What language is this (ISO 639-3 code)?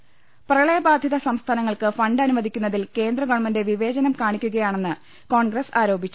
mal